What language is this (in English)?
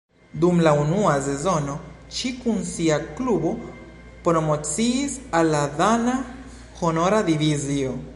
Esperanto